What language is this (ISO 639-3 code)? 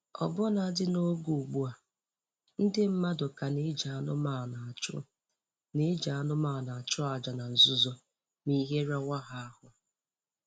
ibo